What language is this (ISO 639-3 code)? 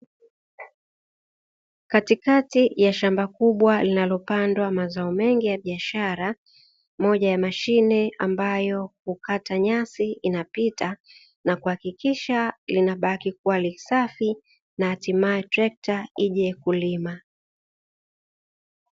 swa